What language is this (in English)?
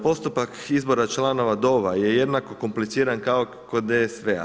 Croatian